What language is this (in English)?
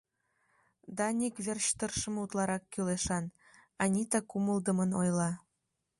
Mari